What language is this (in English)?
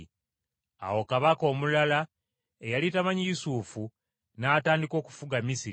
Ganda